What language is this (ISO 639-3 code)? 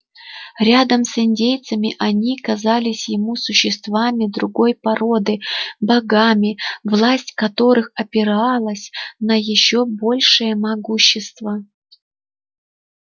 rus